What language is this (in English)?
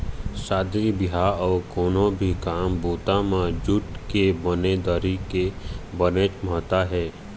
Chhattisgarhi